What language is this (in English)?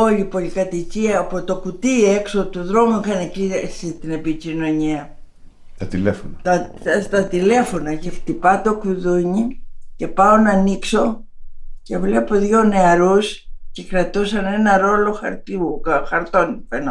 Greek